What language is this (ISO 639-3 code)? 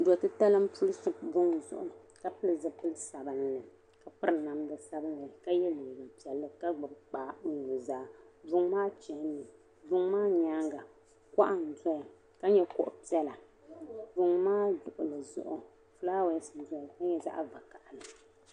dag